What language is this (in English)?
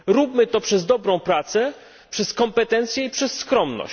Polish